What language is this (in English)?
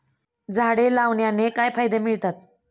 Marathi